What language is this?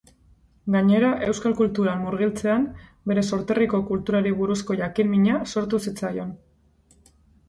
Basque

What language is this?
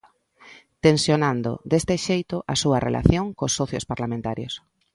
Galician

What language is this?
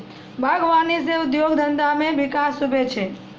Maithili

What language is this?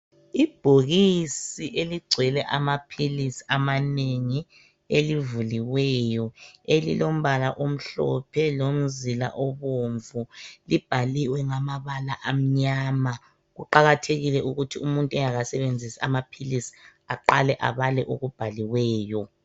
North Ndebele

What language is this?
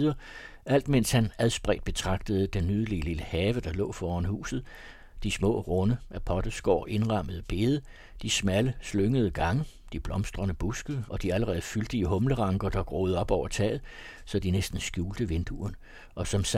Danish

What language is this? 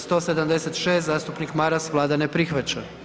Croatian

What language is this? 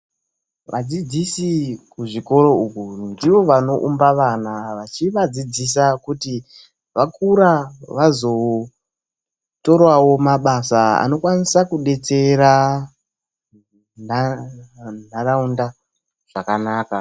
Ndau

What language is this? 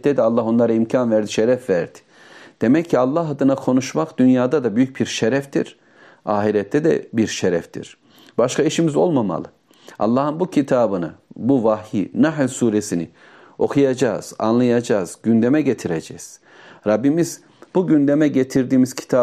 Turkish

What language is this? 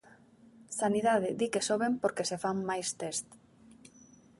Galician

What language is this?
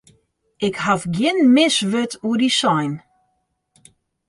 Western Frisian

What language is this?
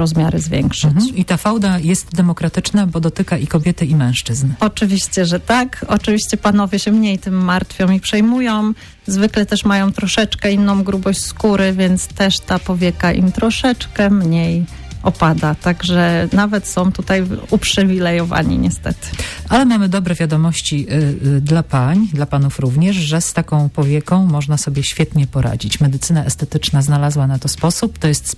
Polish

